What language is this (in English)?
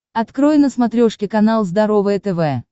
Russian